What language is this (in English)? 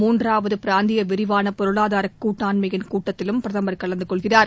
Tamil